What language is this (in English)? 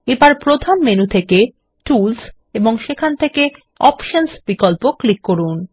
Bangla